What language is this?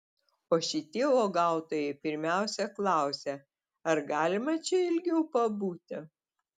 Lithuanian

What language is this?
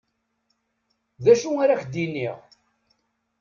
Kabyle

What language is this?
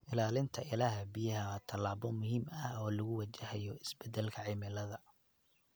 Somali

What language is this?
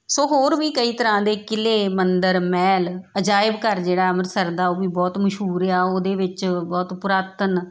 Punjabi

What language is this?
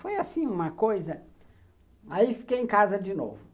Portuguese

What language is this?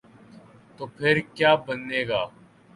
Urdu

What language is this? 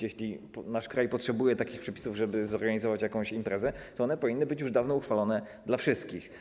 Polish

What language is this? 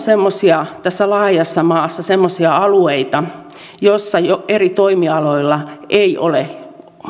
Finnish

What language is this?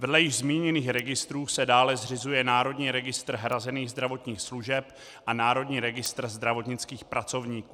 Czech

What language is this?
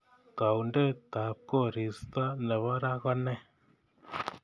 Kalenjin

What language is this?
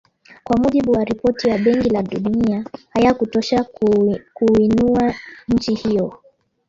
Swahili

